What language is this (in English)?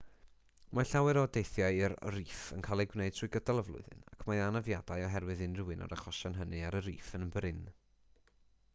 Welsh